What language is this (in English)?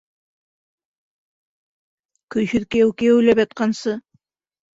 Bashkir